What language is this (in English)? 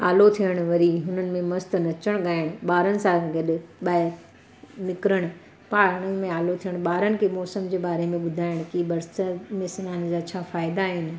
Sindhi